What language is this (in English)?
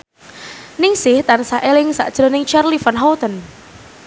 Javanese